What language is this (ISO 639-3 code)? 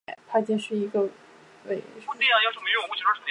zho